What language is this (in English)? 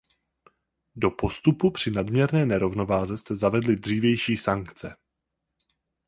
Czech